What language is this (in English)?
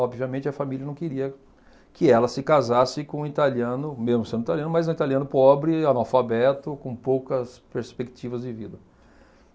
Portuguese